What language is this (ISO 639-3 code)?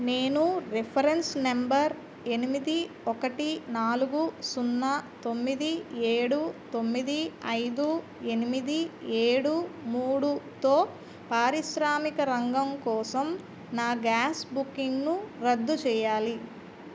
tel